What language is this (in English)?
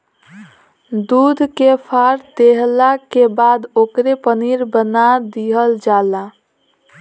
Bhojpuri